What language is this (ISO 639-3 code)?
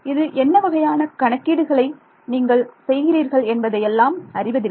tam